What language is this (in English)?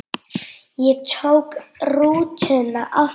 Icelandic